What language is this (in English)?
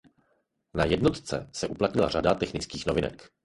Czech